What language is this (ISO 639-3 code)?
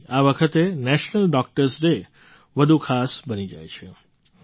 guj